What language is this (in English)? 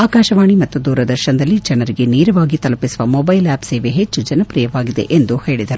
Kannada